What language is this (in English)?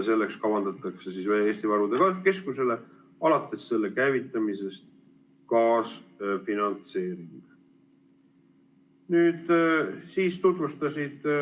Estonian